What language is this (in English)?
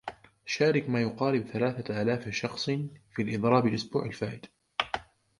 Arabic